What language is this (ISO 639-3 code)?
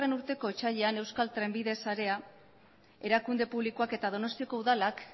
eus